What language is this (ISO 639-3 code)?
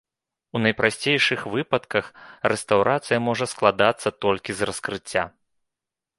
bel